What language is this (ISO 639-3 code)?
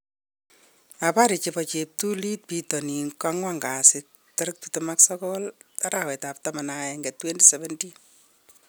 kln